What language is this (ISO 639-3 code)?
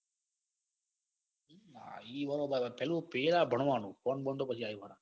guj